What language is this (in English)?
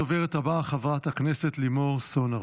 Hebrew